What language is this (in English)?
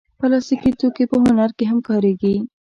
Pashto